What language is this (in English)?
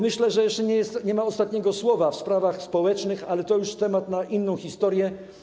Polish